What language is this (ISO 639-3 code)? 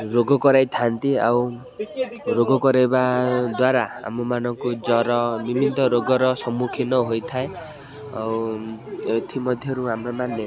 ori